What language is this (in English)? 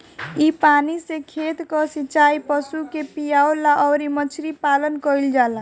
Bhojpuri